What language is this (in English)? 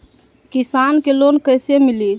Magahi